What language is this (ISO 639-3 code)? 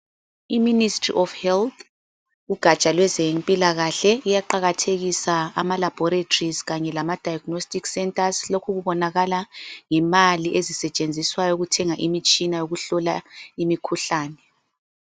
nde